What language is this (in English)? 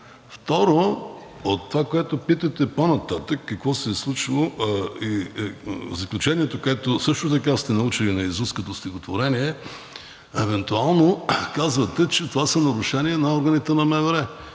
Bulgarian